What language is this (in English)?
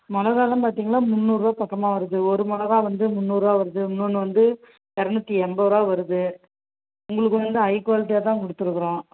Tamil